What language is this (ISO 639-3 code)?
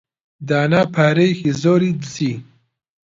ckb